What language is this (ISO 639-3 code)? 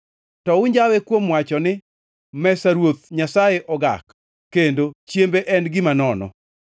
luo